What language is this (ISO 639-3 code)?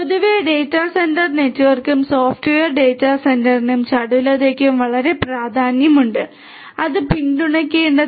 mal